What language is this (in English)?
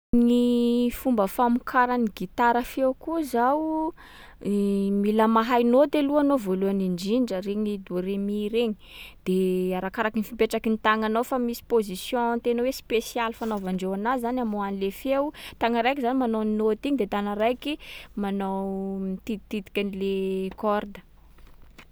Sakalava Malagasy